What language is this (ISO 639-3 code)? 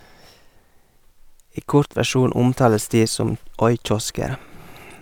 nor